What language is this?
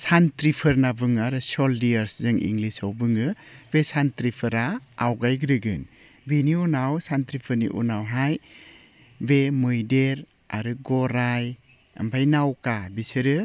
Bodo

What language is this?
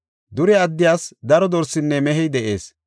Gofa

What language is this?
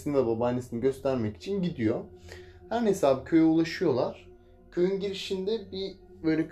Turkish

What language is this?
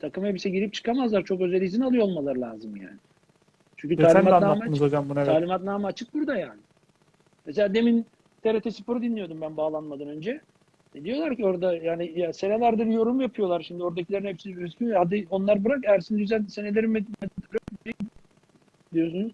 Turkish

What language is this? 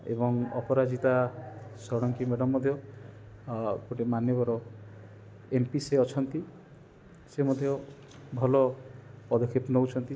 Odia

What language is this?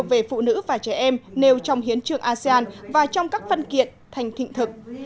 Vietnamese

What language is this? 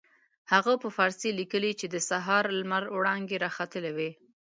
Pashto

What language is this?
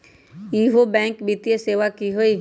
Magahi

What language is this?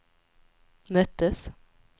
Swedish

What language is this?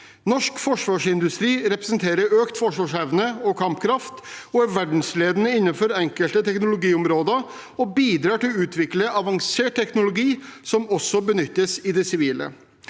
Norwegian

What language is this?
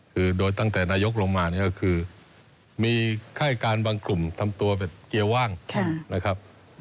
Thai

